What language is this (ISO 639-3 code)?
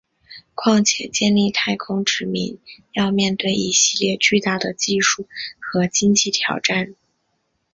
zho